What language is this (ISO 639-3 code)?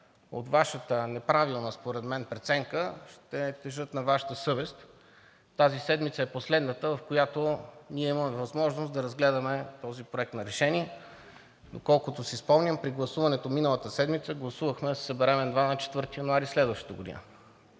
bul